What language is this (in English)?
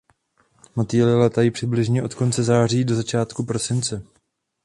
Czech